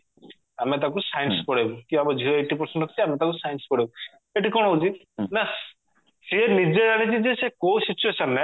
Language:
Odia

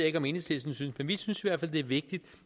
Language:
Danish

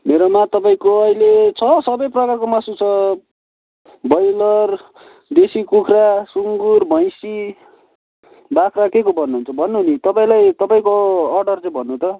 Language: Nepali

